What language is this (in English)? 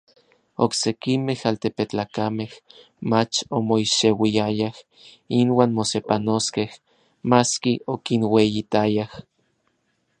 Orizaba Nahuatl